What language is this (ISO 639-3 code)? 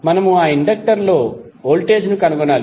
tel